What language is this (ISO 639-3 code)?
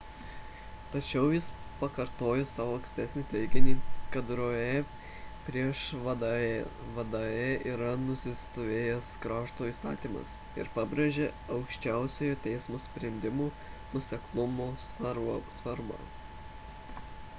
lit